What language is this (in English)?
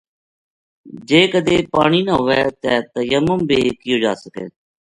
Gujari